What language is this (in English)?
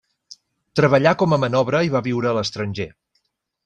Catalan